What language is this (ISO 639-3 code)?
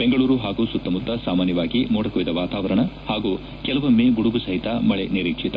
kan